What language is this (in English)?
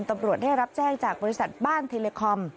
Thai